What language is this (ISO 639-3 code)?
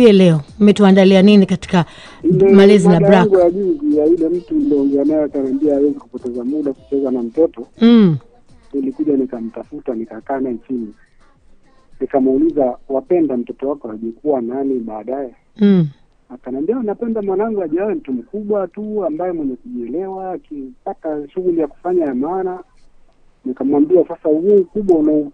swa